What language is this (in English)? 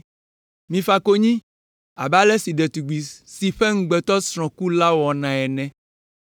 Ewe